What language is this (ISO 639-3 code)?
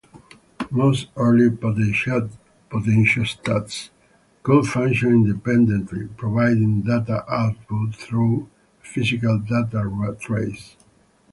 eng